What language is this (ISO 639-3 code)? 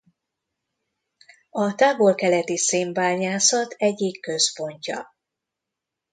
hun